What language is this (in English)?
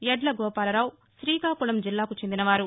Telugu